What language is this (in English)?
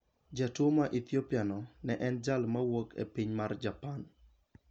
Luo (Kenya and Tanzania)